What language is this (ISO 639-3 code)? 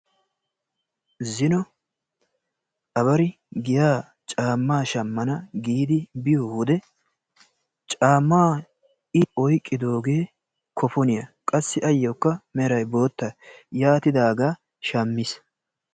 wal